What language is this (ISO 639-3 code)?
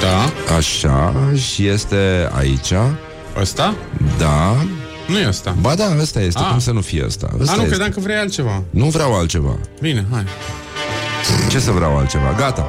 ron